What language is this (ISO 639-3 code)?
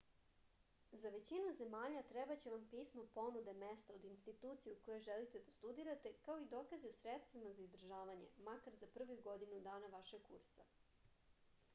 srp